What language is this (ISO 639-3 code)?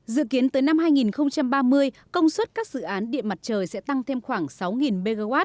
vie